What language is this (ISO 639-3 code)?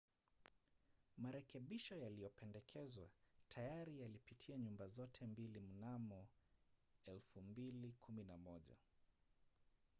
swa